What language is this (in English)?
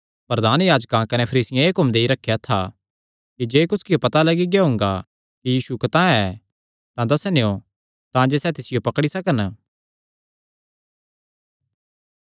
Kangri